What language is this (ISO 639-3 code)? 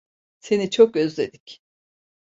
tur